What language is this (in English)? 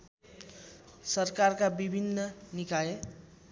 Nepali